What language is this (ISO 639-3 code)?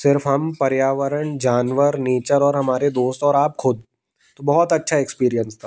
hin